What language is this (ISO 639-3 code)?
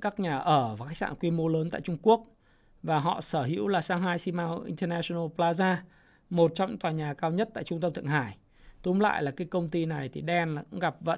vie